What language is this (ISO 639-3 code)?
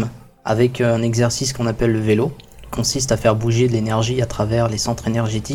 fra